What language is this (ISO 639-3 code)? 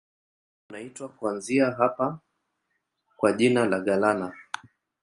swa